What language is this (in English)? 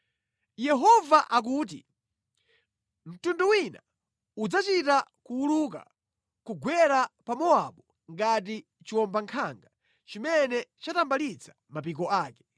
Nyanja